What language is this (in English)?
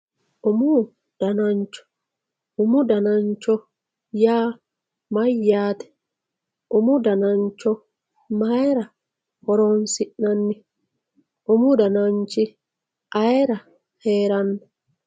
Sidamo